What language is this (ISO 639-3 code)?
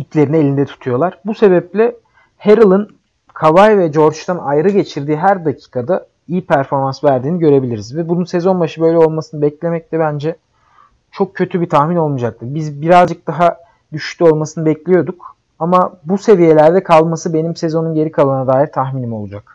tur